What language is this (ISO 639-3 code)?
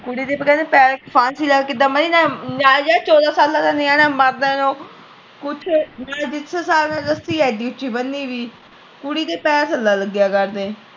pan